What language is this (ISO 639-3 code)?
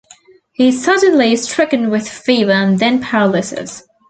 eng